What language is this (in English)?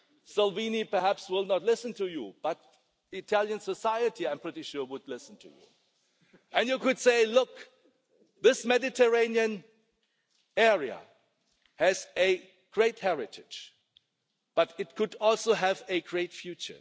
English